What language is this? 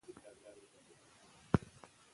Pashto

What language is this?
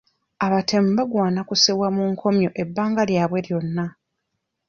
Ganda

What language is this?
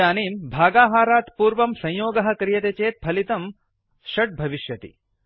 Sanskrit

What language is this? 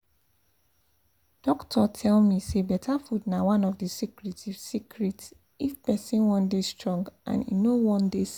Nigerian Pidgin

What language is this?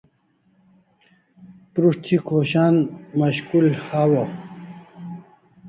Kalasha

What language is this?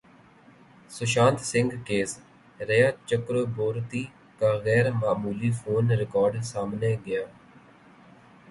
Urdu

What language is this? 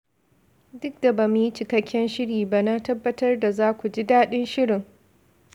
Hausa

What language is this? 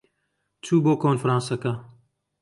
Central Kurdish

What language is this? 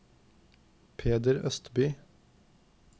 Norwegian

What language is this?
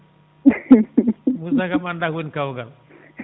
Fula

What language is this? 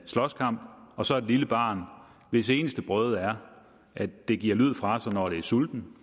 Danish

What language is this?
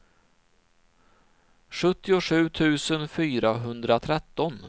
Swedish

